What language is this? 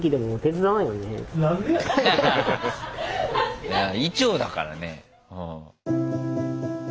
Japanese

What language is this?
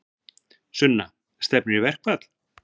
Icelandic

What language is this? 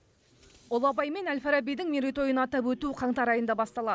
Kazakh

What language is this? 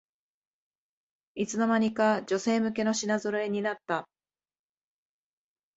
Japanese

